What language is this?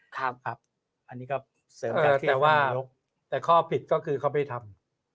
Thai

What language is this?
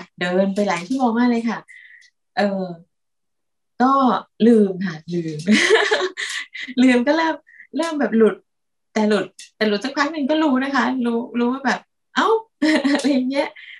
Thai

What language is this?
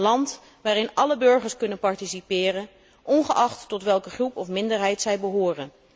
Dutch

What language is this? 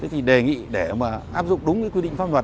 Vietnamese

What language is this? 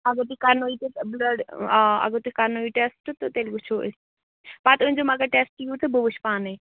Kashmiri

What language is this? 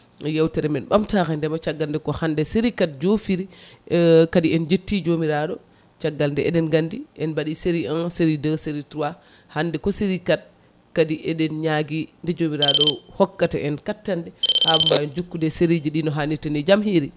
Fula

